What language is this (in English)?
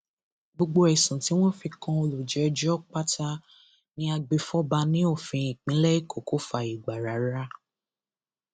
Yoruba